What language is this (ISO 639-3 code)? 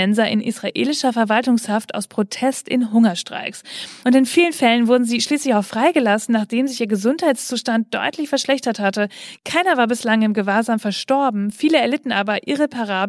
deu